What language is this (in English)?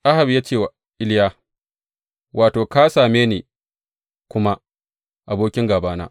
Hausa